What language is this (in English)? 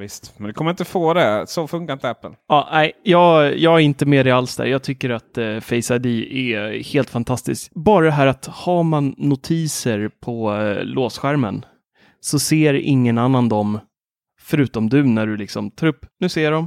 Swedish